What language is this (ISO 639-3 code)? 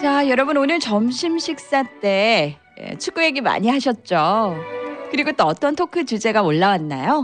kor